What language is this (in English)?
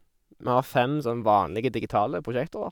Norwegian